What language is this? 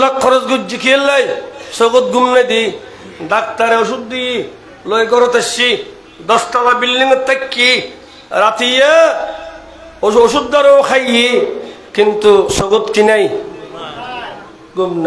Arabic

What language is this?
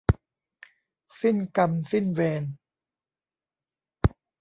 Thai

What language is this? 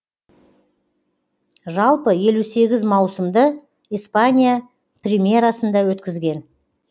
Kazakh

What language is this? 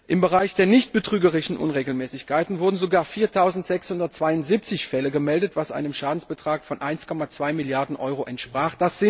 German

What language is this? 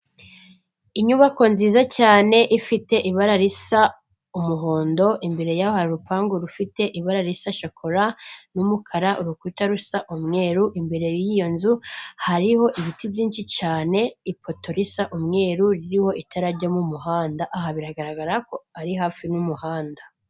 Kinyarwanda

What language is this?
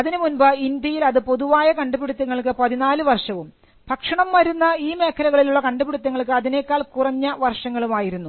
Malayalam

